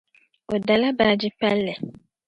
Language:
Dagbani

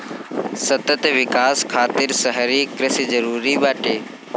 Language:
Bhojpuri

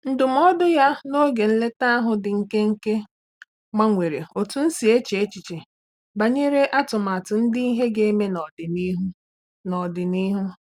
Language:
Igbo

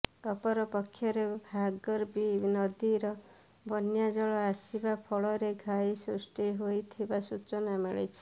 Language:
Odia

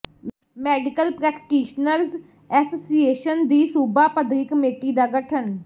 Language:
Punjabi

